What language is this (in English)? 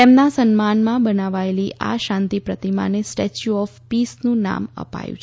Gujarati